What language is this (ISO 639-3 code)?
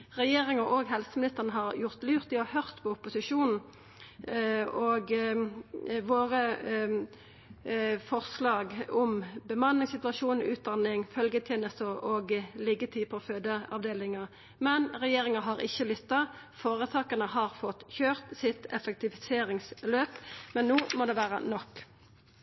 nno